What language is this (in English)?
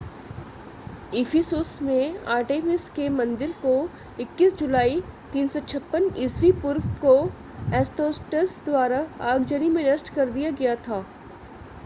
Hindi